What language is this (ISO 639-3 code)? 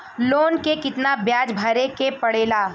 bho